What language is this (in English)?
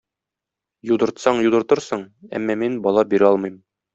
Tatar